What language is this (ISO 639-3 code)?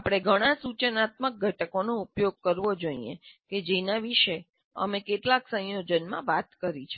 guj